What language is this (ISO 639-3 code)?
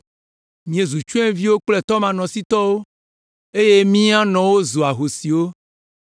ewe